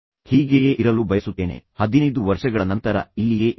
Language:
Kannada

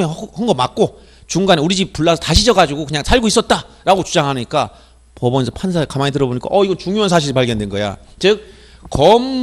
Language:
Korean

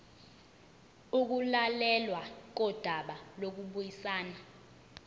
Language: Zulu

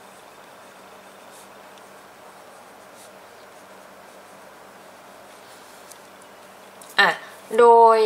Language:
Thai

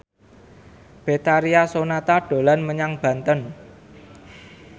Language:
Javanese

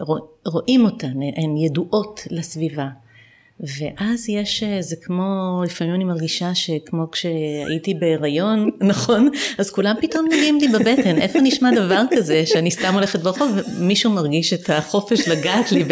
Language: Hebrew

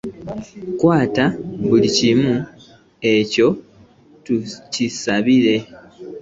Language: Ganda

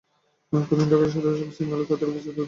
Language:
Bangla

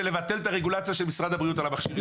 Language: Hebrew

